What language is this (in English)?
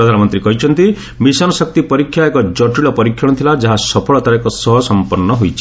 Odia